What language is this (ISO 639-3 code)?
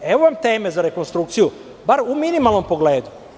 srp